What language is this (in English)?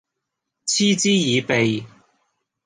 Cantonese